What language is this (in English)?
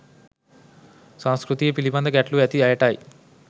Sinhala